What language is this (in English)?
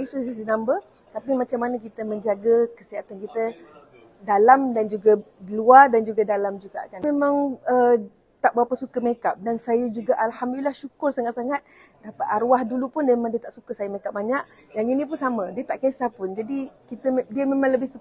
Malay